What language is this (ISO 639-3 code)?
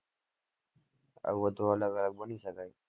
guj